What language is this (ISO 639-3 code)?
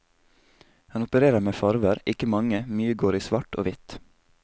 nor